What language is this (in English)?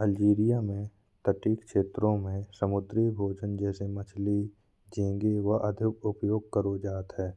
Bundeli